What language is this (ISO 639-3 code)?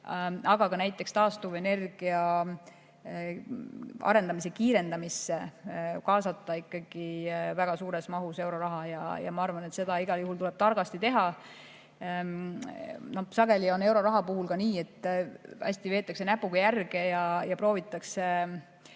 est